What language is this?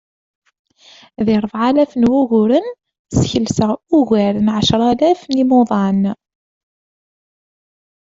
Kabyle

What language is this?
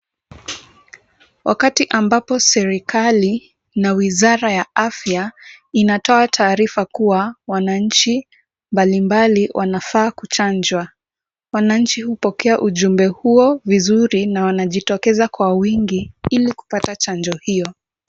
Swahili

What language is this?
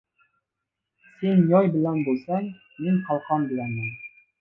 Uzbek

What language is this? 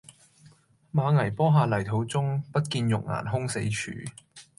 Cantonese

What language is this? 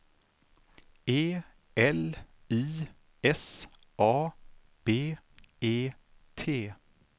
Swedish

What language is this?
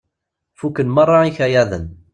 Kabyle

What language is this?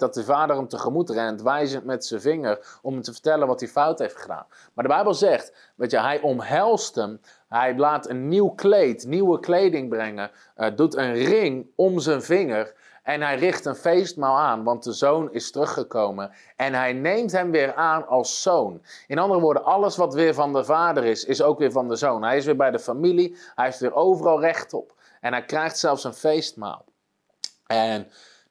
Dutch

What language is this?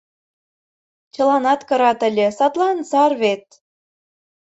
Mari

